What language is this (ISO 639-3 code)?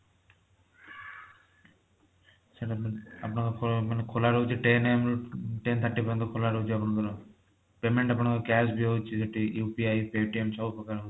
ori